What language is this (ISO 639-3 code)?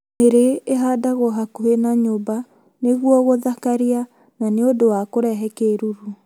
kik